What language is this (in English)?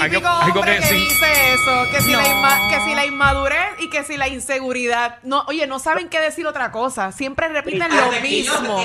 Spanish